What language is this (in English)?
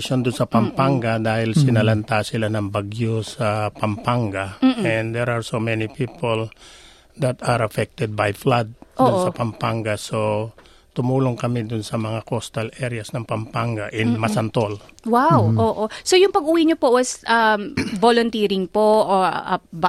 Filipino